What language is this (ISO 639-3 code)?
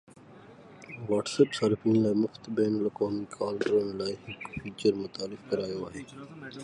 snd